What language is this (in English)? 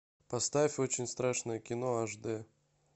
Russian